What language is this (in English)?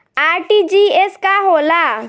Bhojpuri